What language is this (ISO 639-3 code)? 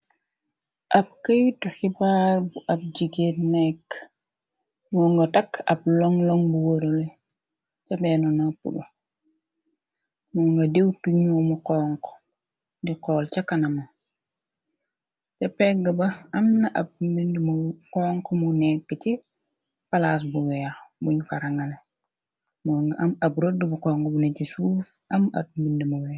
wol